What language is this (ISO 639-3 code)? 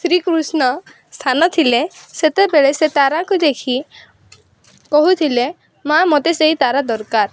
ori